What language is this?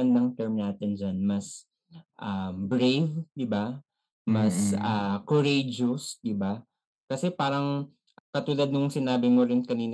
Filipino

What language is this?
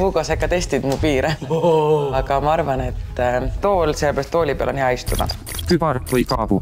Finnish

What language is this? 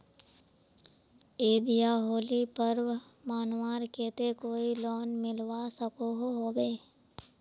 Magahi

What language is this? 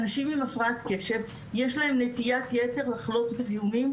Hebrew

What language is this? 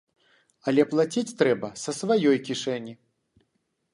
Belarusian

